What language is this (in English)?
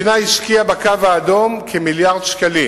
Hebrew